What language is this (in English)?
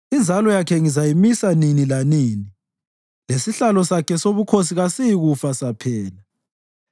North Ndebele